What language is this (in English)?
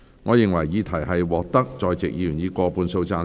Cantonese